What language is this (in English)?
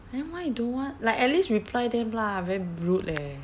English